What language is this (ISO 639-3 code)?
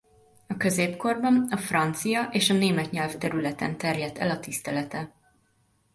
hun